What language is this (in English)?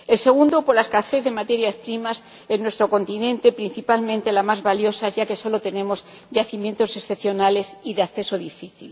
Spanish